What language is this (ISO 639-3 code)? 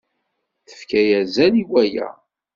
kab